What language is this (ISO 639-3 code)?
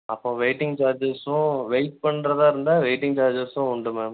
tam